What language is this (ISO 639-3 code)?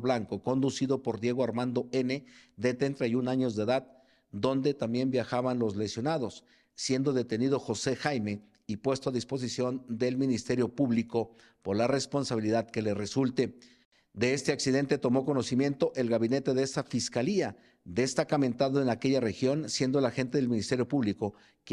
spa